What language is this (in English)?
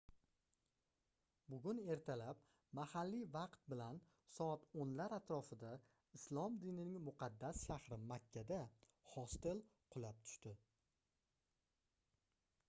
Uzbek